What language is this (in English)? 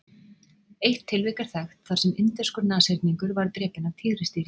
Icelandic